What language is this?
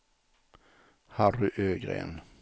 Swedish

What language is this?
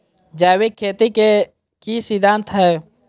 Magahi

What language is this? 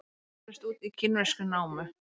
Icelandic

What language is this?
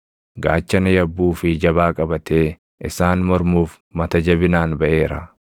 Oromo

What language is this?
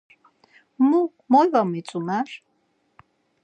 Laz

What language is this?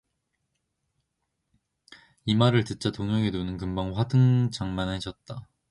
Korean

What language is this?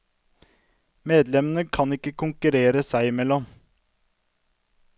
Norwegian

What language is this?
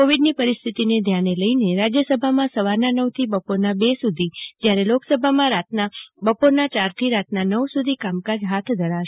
Gujarati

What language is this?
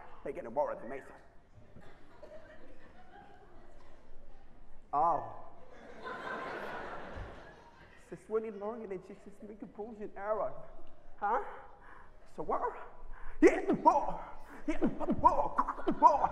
Arabic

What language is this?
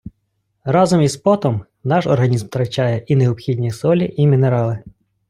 Ukrainian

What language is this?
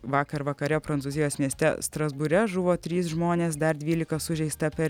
Lithuanian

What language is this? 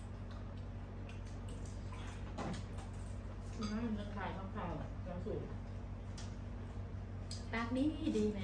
Thai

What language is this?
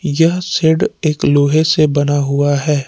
Hindi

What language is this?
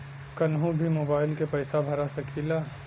Bhojpuri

